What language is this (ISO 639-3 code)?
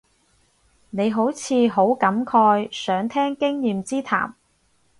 yue